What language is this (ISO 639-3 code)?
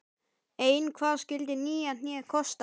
isl